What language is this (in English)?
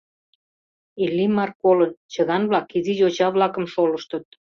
Mari